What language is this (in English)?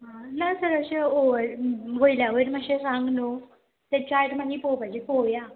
Konkani